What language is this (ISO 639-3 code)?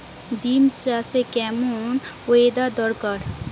ben